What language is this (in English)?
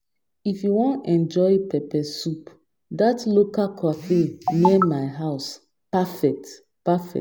Nigerian Pidgin